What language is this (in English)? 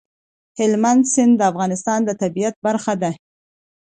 Pashto